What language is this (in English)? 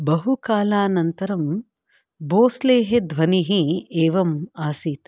Sanskrit